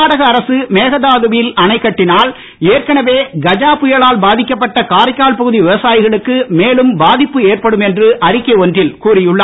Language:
Tamil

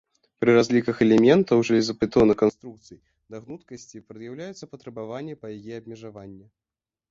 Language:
Belarusian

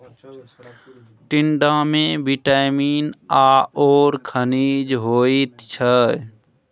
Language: Maithili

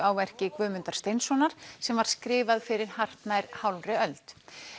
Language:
Icelandic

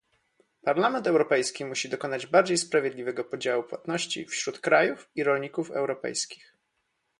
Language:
Polish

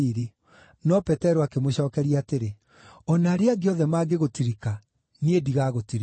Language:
Kikuyu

